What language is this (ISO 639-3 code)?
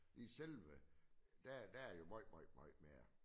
dan